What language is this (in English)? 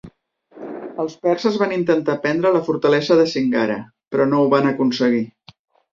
Catalan